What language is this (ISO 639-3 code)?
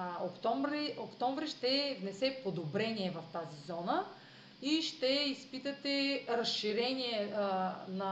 bul